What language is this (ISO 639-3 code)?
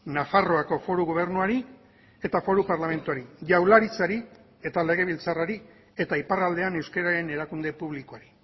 eus